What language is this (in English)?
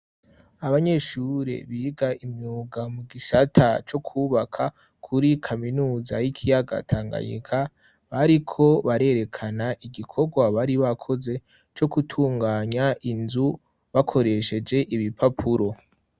Rundi